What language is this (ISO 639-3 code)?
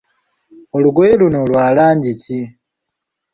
lug